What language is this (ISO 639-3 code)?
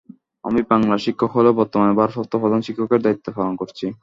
ben